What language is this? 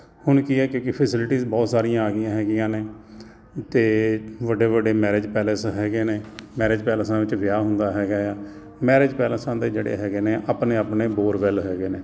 Punjabi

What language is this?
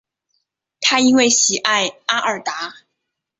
Chinese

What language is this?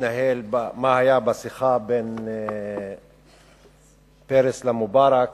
Hebrew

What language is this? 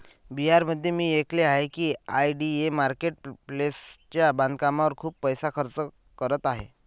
Marathi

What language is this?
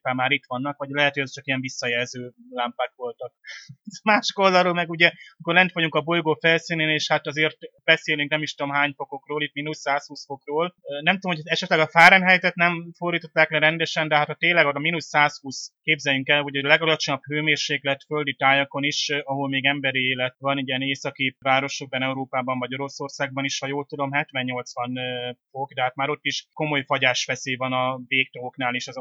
Hungarian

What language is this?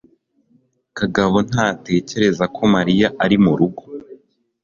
Kinyarwanda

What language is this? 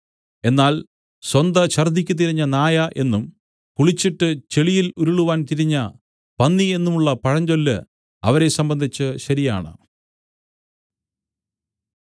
Malayalam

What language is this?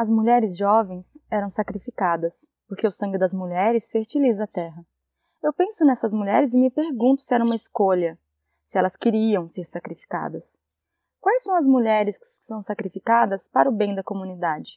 Portuguese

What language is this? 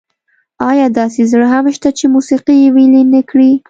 Pashto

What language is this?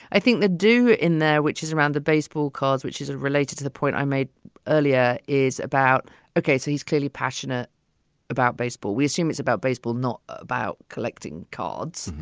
English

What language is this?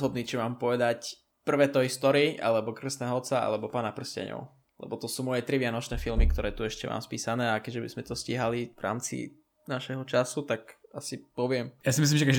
Czech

